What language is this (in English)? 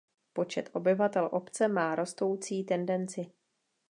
Czech